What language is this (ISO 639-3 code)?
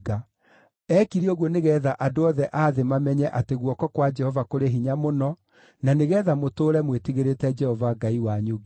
kik